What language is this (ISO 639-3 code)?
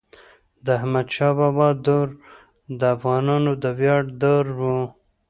pus